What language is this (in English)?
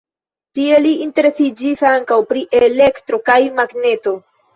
Esperanto